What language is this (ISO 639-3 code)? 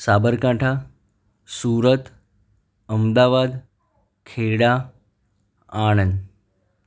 guj